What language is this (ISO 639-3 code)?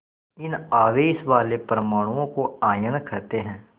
hin